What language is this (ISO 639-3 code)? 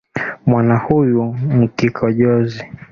swa